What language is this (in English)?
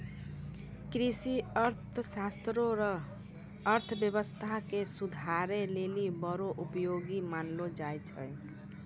Maithili